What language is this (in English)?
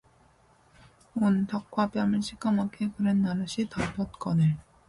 Korean